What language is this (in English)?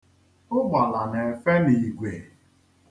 Igbo